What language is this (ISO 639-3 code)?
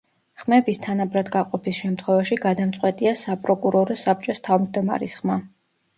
kat